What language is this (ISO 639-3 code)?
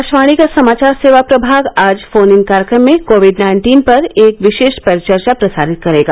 hin